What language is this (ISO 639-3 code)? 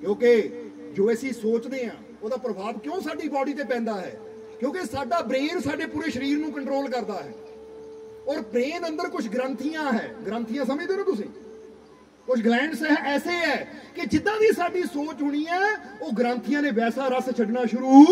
pan